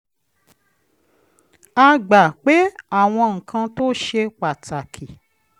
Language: Yoruba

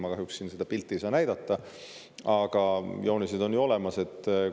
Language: Estonian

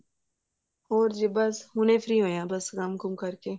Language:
Punjabi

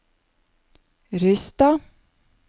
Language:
Norwegian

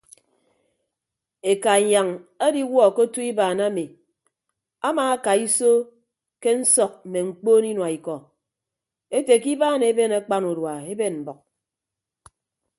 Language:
Ibibio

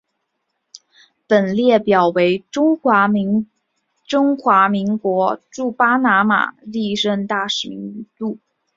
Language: Chinese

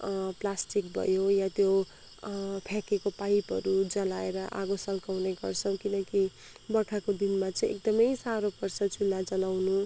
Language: Nepali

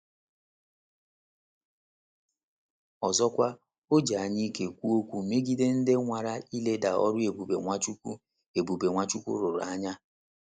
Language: Igbo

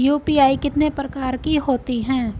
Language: Hindi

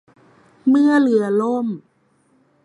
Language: Thai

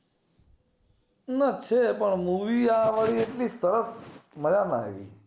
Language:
Gujarati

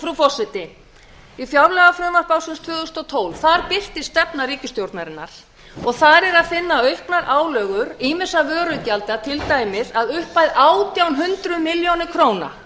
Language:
Icelandic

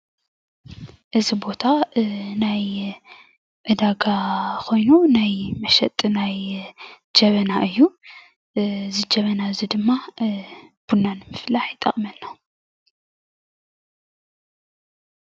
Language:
Tigrinya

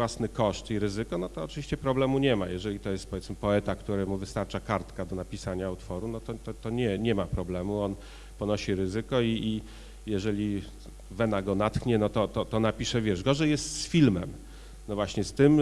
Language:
Polish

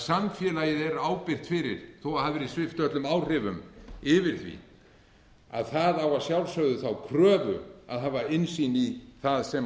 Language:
Icelandic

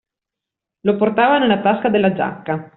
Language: Italian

